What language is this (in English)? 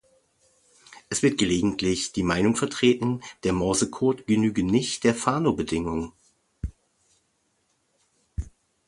German